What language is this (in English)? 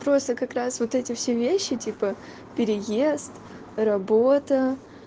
Russian